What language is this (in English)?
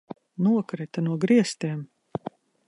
Latvian